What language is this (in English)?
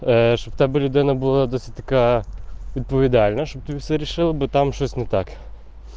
Russian